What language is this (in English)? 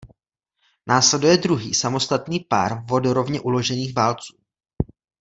Czech